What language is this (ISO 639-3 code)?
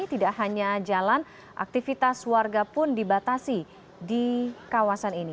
ind